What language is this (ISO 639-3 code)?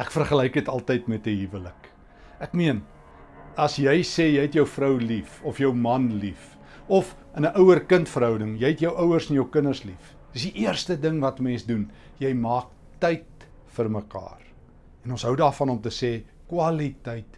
nld